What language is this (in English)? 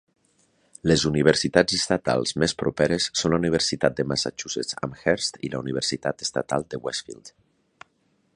Catalan